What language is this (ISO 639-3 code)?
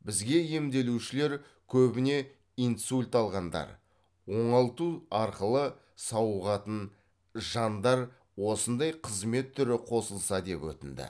kaz